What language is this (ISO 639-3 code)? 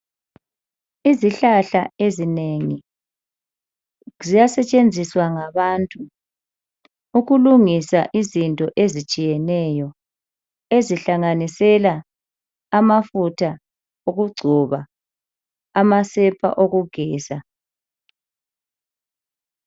nde